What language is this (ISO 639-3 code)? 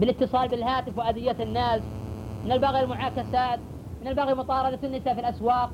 ara